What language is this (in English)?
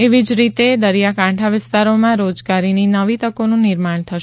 Gujarati